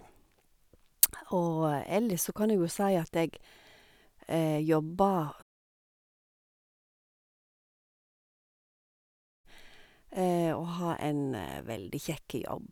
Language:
Norwegian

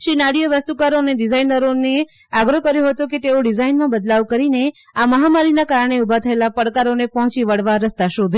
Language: Gujarati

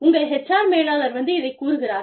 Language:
Tamil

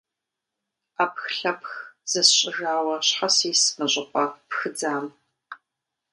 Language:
Kabardian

